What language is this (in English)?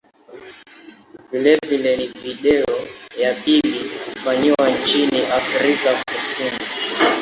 Swahili